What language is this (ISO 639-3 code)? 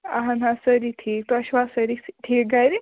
kas